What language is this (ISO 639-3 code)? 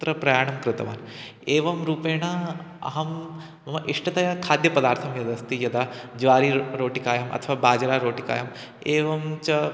san